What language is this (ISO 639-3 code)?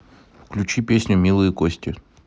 rus